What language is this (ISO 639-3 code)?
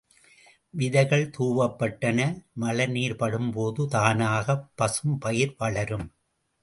tam